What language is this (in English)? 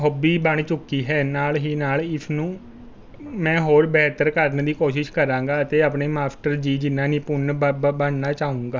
Punjabi